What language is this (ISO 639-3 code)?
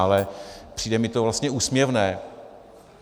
ces